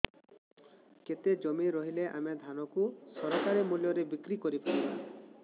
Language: Odia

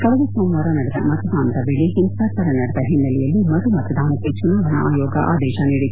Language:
Kannada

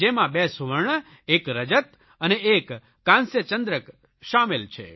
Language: Gujarati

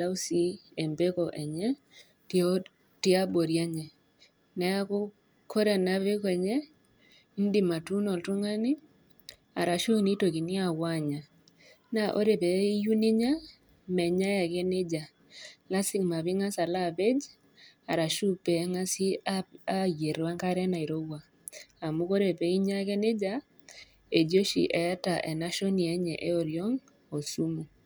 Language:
Masai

